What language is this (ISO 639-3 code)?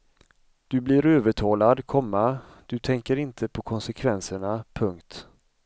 swe